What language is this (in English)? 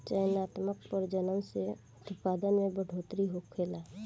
Bhojpuri